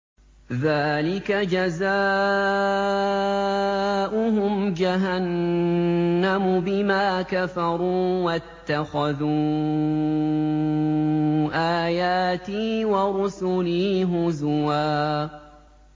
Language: Arabic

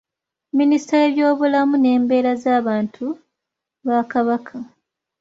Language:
Ganda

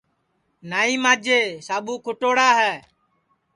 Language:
Sansi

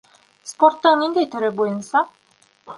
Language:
Bashkir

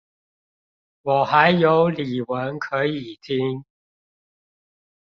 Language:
Chinese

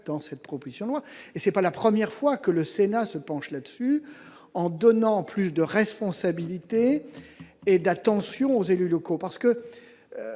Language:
French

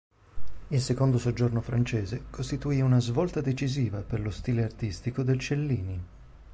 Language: Italian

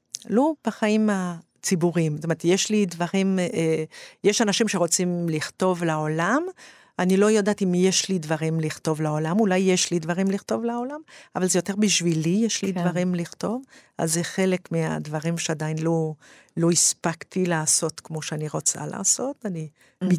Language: Hebrew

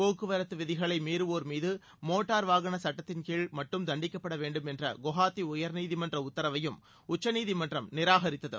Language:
Tamil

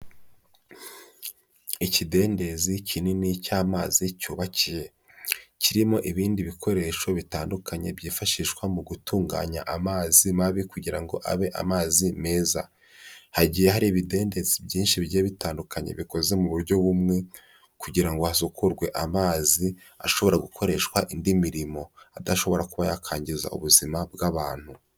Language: Kinyarwanda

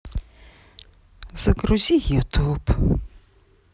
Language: Russian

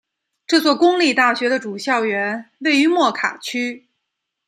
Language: Chinese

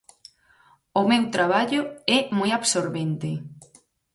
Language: Galician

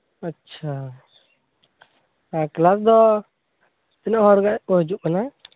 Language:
Santali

